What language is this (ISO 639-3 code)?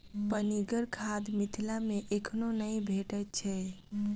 mai